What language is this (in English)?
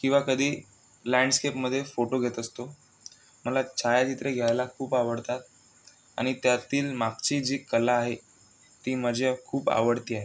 Marathi